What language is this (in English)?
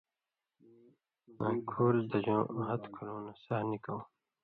Indus Kohistani